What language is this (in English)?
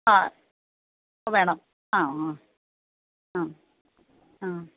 Malayalam